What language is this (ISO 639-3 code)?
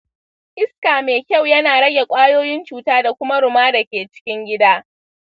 hau